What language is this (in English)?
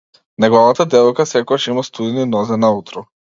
Macedonian